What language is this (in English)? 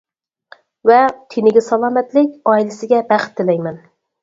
Uyghur